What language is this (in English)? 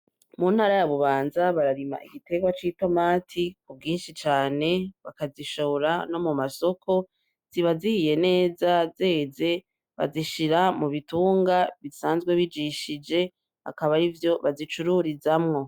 Rundi